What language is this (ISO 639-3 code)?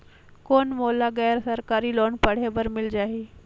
hne